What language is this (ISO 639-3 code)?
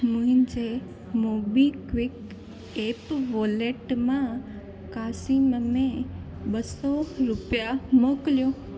snd